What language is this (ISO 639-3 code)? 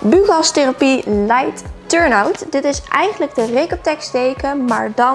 nld